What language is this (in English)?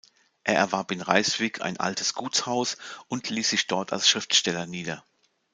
German